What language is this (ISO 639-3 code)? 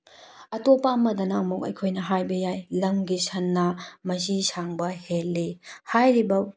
mni